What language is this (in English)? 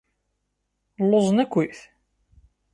Kabyle